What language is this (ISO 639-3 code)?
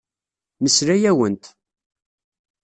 kab